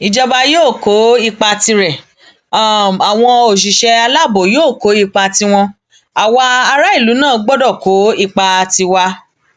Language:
Yoruba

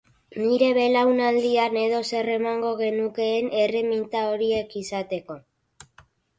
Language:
Basque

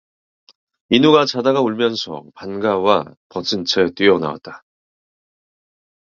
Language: Korean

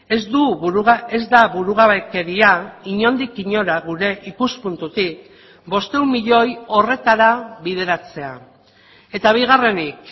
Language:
Basque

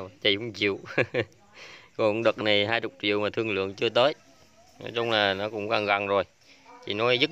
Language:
Vietnamese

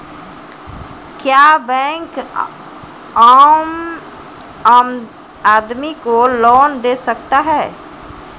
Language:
Maithili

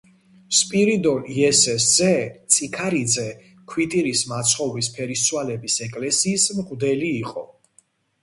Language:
Georgian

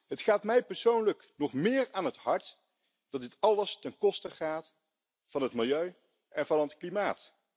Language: Dutch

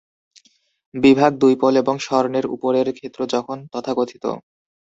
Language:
Bangla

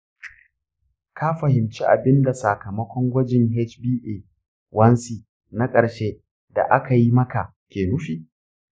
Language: Hausa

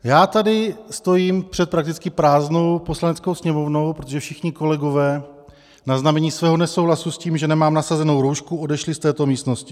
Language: Czech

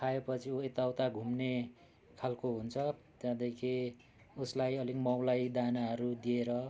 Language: Nepali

